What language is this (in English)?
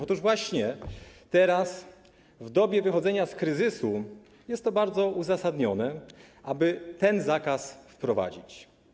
Polish